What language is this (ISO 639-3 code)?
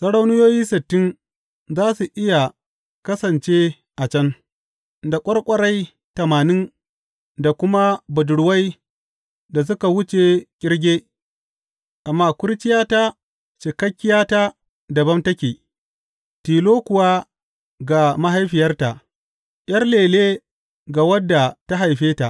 hau